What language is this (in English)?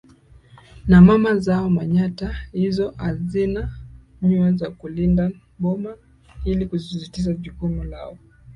Swahili